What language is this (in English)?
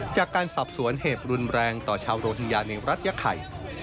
Thai